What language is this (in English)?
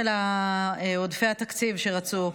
Hebrew